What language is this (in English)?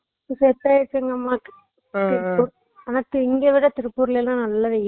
Tamil